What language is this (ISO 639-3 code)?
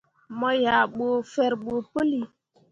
mua